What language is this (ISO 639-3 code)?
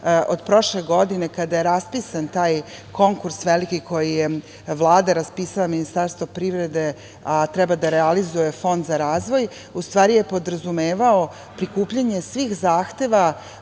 srp